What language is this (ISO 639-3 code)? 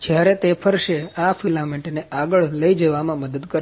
guj